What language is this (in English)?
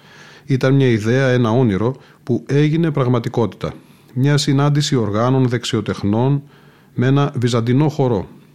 Greek